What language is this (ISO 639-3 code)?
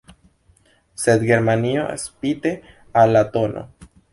epo